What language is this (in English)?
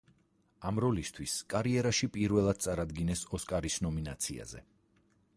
Georgian